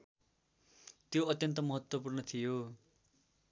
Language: Nepali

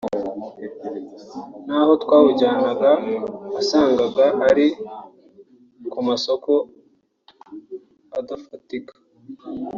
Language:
Kinyarwanda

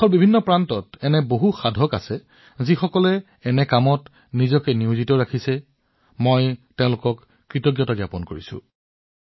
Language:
Assamese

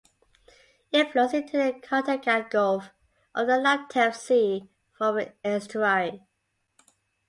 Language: English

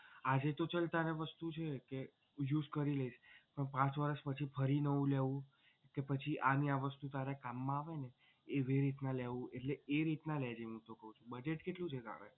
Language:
Gujarati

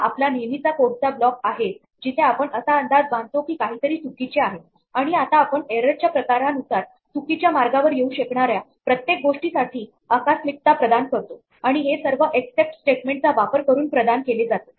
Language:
Marathi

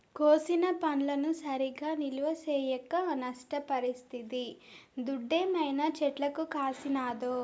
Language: Telugu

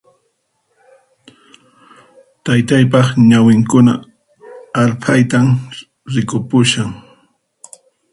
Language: Puno Quechua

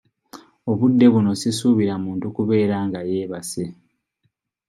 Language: Ganda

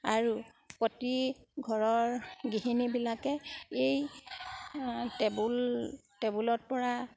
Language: Assamese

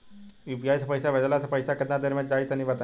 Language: Bhojpuri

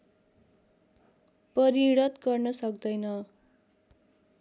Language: Nepali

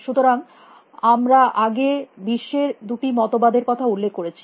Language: Bangla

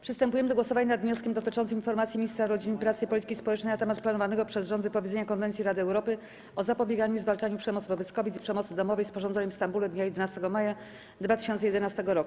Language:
Polish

